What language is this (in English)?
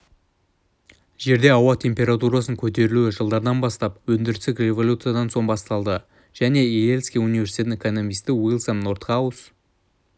Kazakh